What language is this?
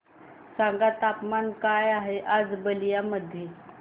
Marathi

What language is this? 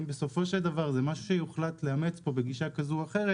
Hebrew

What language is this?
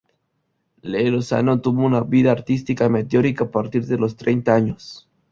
Spanish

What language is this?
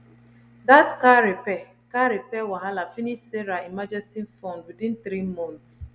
Nigerian Pidgin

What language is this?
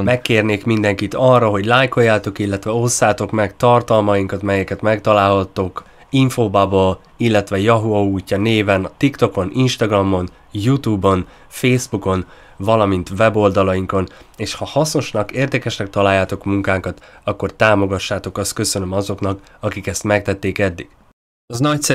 Hungarian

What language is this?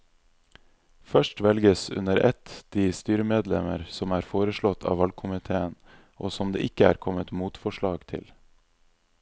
Norwegian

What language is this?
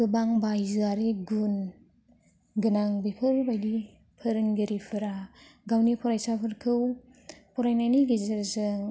Bodo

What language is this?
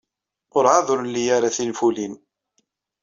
Kabyle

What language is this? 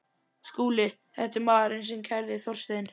Icelandic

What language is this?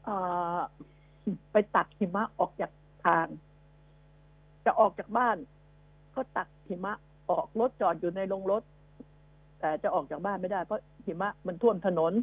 Thai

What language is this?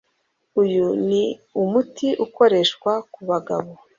Kinyarwanda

